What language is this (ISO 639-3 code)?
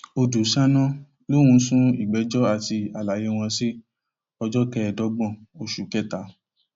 yor